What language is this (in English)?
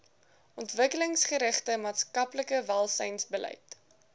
Afrikaans